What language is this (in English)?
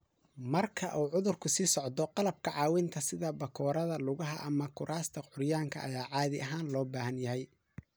Somali